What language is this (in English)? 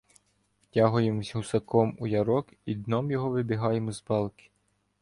Ukrainian